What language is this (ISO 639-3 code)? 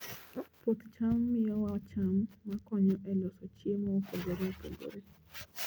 luo